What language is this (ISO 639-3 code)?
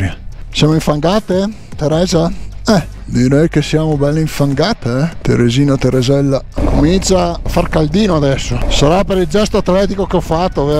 ita